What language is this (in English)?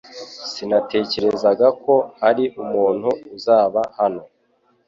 Kinyarwanda